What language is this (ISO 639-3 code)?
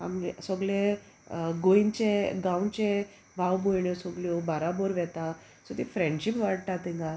kok